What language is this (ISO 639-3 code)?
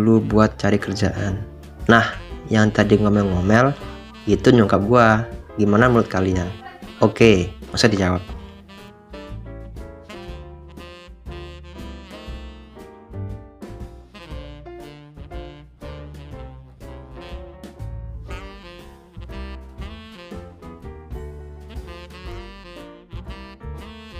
ind